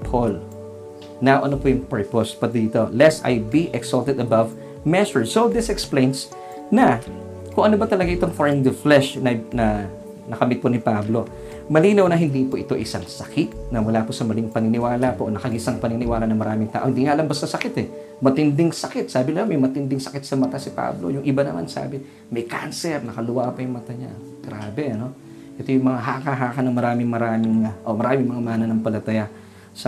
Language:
Filipino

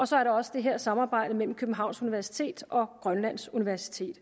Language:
Danish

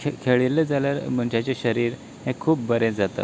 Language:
Konkani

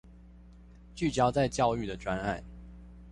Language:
Chinese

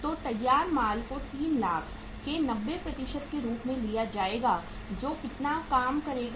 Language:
Hindi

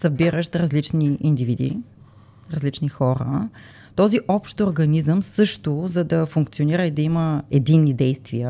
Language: Bulgarian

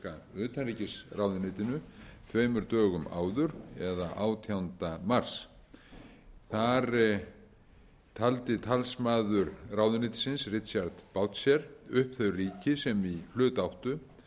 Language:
Icelandic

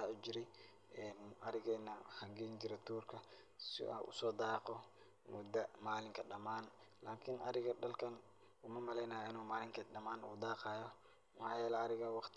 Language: Somali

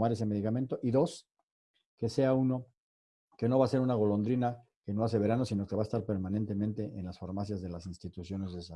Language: Spanish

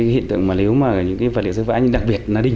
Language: Vietnamese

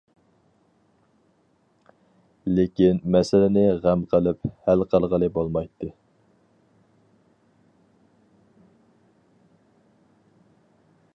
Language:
Uyghur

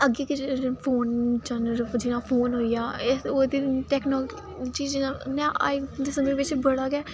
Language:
Dogri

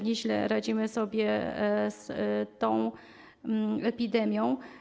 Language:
Polish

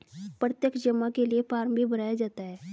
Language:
Hindi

